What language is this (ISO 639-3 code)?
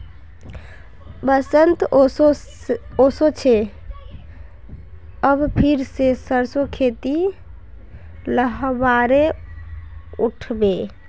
mag